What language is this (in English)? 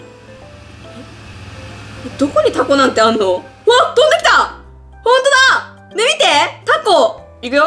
Japanese